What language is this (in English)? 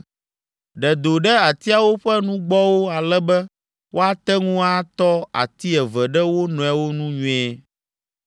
Ewe